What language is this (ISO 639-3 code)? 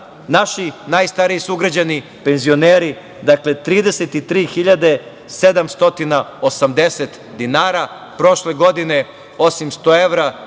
srp